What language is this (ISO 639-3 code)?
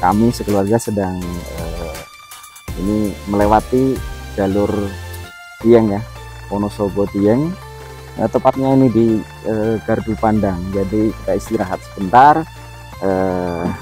ind